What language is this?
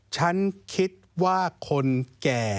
Thai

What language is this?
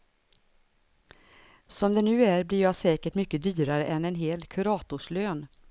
Swedish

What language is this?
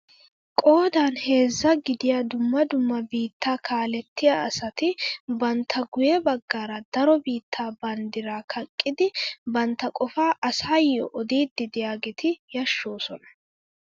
Wolaytta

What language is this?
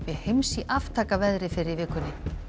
Icelandic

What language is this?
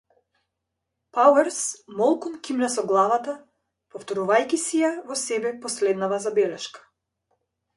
Macedonian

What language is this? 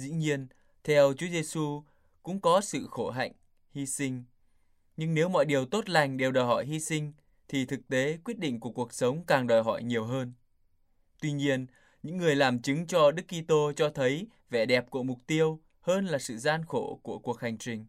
Vietnamese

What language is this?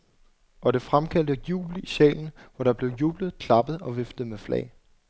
Danish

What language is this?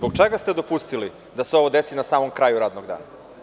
Serbian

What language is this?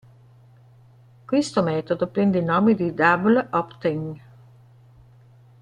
Italian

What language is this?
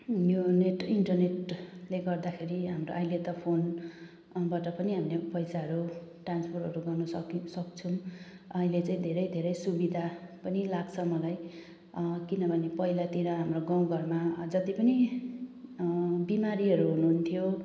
Nepali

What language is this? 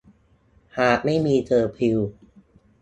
Thai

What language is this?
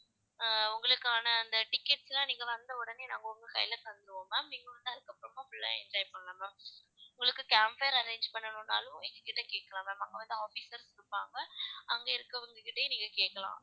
Tamil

